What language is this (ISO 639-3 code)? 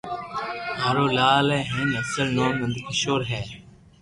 lrk